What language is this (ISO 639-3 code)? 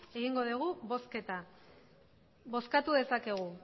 eus